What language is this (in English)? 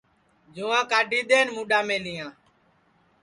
Sansi